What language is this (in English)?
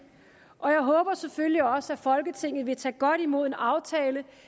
Danish